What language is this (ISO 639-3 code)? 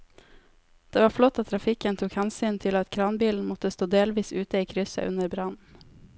nor